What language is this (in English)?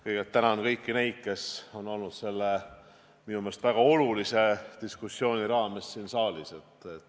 Estonian